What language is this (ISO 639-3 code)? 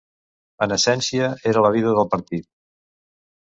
cat